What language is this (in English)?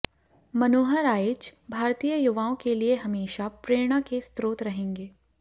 Hindi